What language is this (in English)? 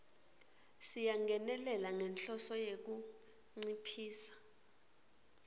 Swati